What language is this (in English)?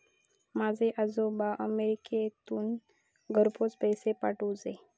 Marathi